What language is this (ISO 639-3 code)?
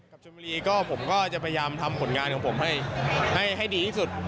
tha